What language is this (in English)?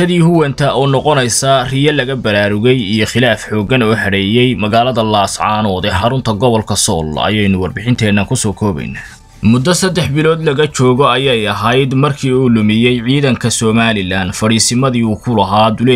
Arabic